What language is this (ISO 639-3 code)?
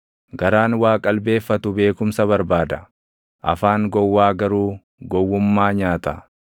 orm